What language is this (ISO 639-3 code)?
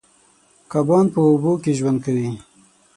pus